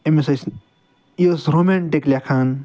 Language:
Kashmiri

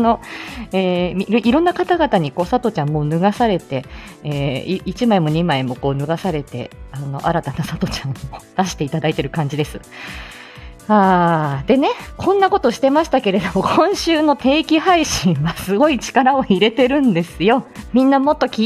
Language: Japanese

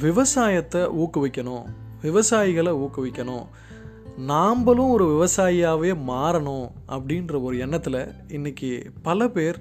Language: Tamil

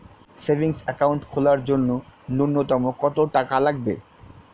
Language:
Bangla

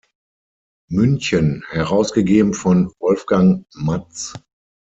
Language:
German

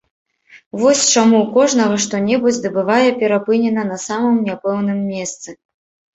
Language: Belarusian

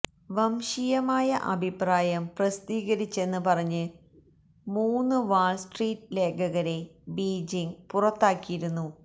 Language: Malayalam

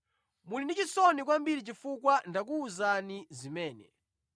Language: Nyanja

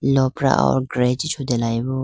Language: Idu-Mishmi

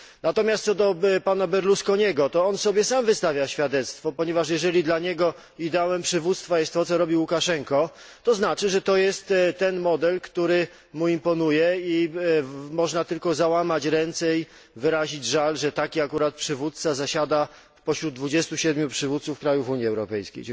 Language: Polish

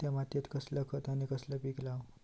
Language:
Marathi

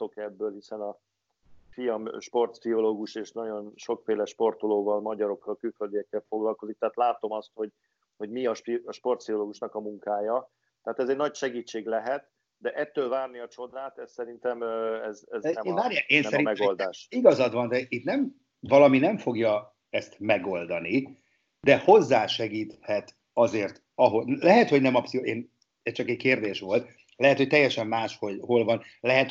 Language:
Hungarian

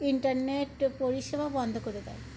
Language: Bangla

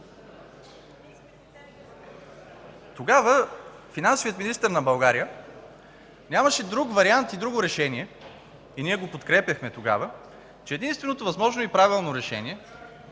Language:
Bulgarian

